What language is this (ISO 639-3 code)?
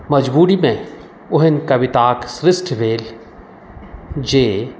mai